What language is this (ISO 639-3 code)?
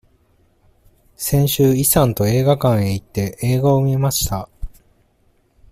jpn